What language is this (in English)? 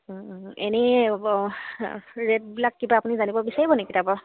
Assamese